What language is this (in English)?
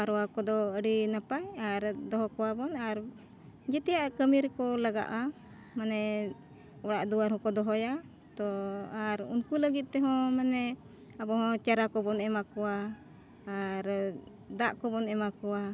Santali